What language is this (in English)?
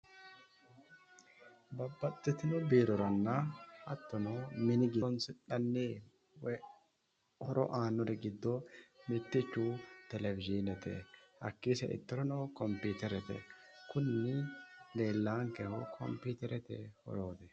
Sidamo